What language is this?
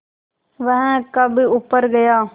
Hindi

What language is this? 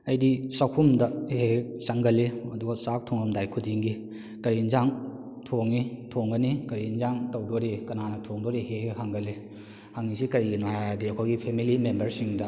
Manipuri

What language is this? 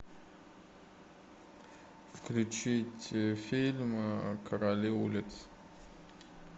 Russian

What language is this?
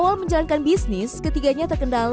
Indonesian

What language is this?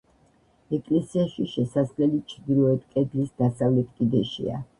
Georgian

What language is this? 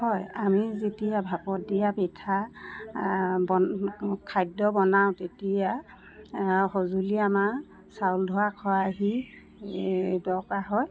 Assamese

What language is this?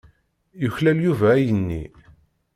Kabyle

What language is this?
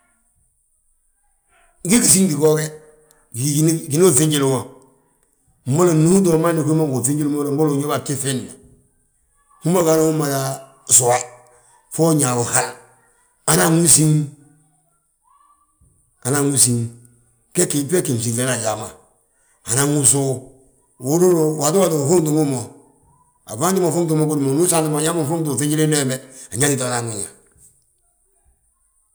Balanta-Ganja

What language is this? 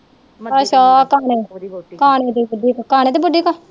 Punjabi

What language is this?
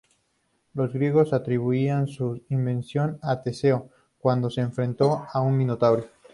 Spanish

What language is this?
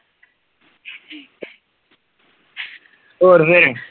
Punjabi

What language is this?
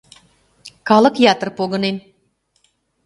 Mari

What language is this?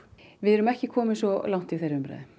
Icelandic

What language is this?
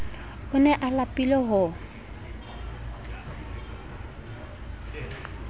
Southern Sotho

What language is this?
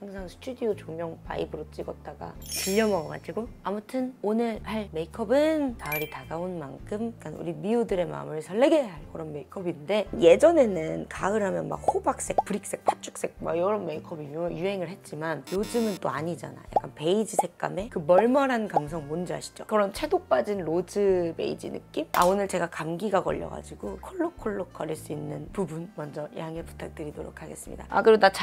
Korean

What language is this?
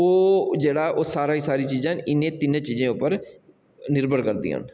Dogri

